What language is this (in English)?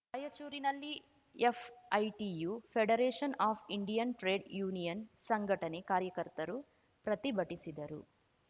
Kannada